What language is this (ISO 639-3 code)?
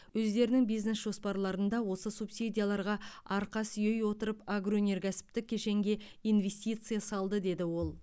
kaz